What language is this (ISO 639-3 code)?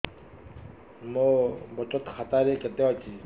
ori